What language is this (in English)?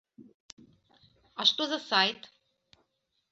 Belarusian